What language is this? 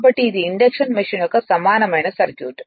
Telugu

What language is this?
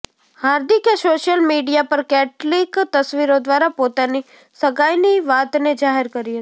Gujarati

